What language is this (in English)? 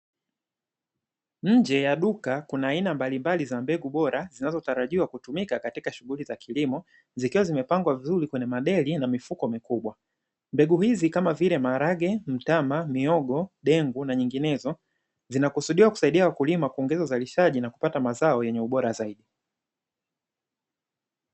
Swahili